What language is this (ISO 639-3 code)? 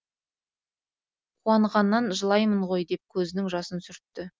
kaz